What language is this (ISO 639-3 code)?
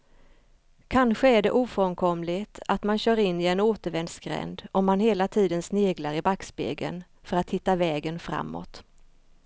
swe